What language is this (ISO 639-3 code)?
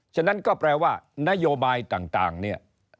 tha